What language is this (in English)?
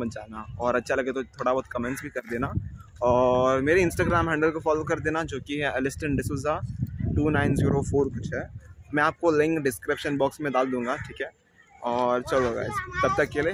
Hindi